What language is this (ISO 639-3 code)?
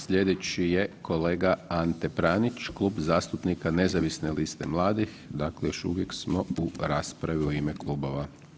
hrv